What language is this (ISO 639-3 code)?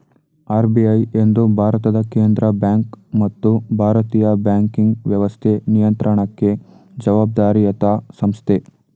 kan